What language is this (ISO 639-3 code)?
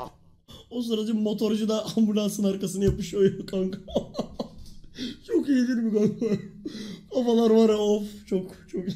tur